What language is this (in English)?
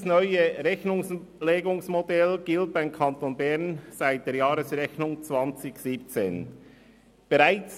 Swiss German